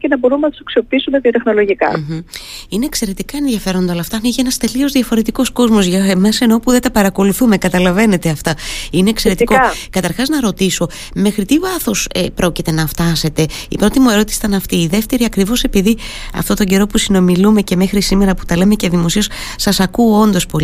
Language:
Greek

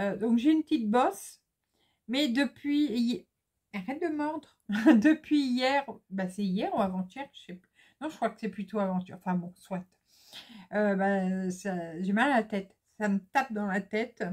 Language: French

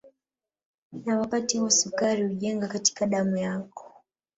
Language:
Swahili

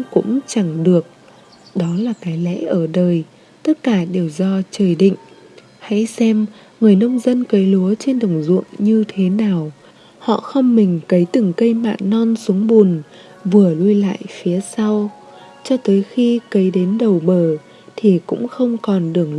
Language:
Vietnamese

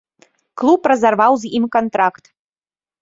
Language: Belarusian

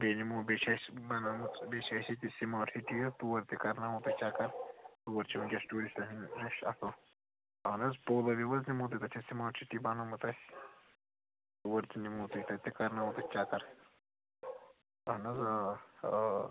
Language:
Kashmiri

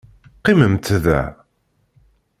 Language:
Kabyle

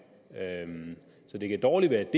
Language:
Danish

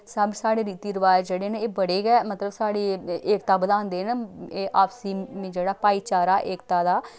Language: Dogri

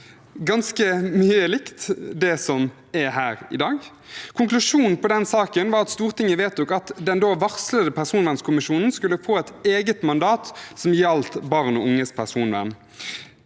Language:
Norwegian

